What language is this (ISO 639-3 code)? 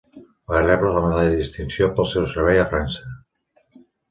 cat